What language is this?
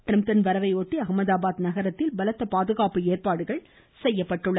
Tamil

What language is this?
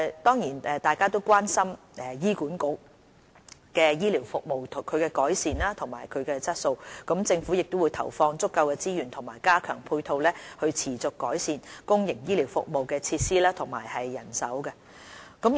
Cantonese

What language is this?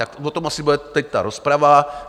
Czech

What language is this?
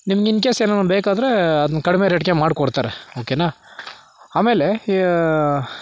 Kannada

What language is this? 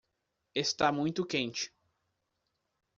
Portuguese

